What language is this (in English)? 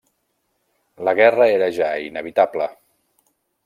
Catalan